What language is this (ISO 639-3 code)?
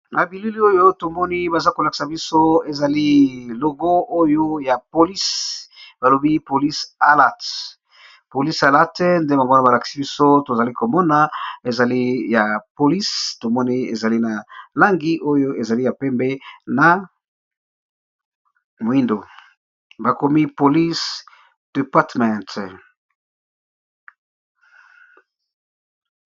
lin